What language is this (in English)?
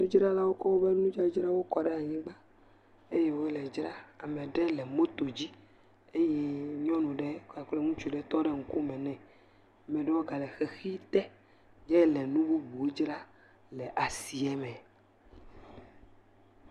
Ewe